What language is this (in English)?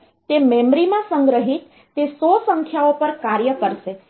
Gujarati